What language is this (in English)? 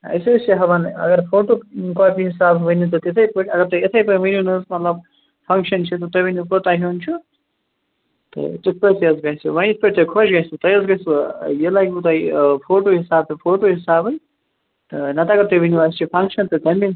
Kashmiri